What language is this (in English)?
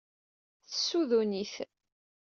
Kabyle